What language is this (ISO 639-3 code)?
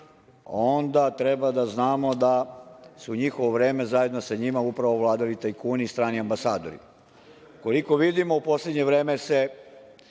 srp